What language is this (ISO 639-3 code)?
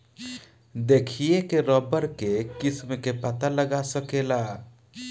bho